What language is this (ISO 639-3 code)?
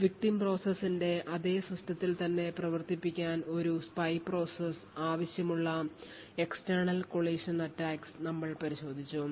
mal